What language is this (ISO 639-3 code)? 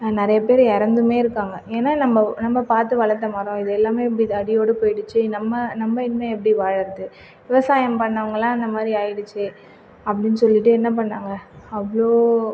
tam